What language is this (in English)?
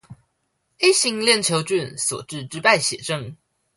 Chinese